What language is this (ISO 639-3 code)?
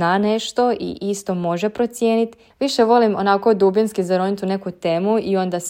hrv